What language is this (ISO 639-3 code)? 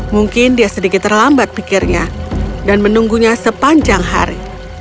ind